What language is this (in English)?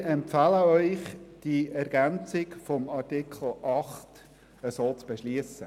Swiss German